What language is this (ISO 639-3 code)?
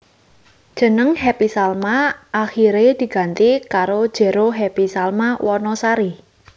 jav